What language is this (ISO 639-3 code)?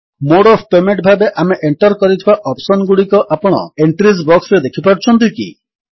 ori